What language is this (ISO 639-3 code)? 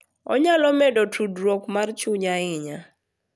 luo